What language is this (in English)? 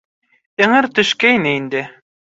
Bashkir